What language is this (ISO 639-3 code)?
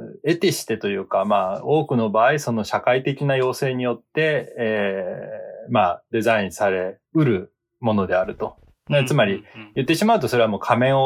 jpn